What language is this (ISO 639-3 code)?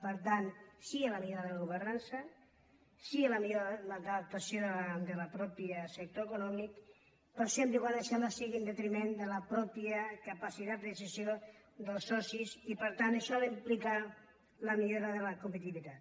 cat